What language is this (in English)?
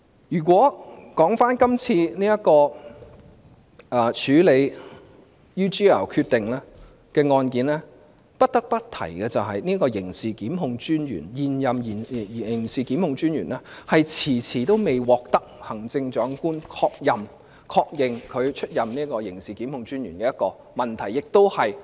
Cantonese